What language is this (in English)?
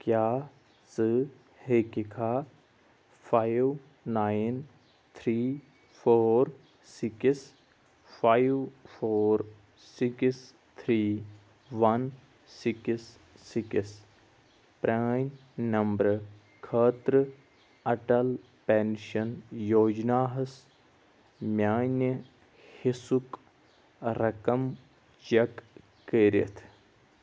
Kashmiri